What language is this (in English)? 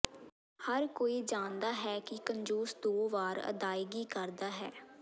Punjabi